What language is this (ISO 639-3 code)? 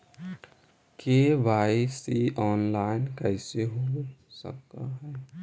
mag